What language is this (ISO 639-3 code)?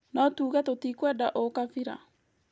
kik